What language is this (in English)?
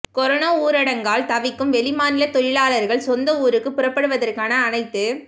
Tamil